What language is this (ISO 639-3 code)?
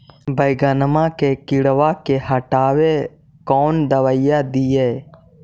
mag